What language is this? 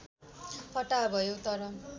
Nepali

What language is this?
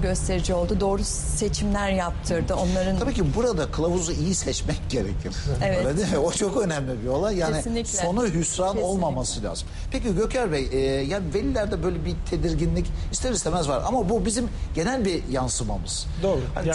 Turkish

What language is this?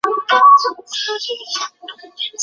Chinese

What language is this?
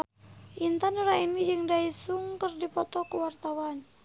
Sundanese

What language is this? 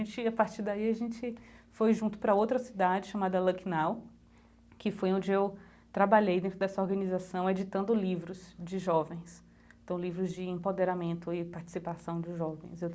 Portuguese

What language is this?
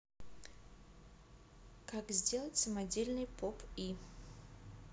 Russian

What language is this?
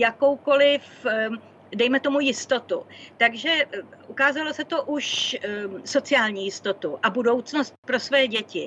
Czech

